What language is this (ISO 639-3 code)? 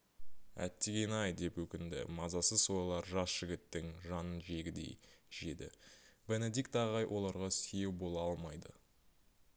kaz